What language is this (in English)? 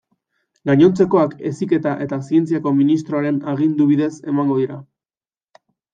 Basque